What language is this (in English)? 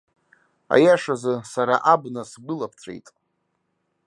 Abkhazian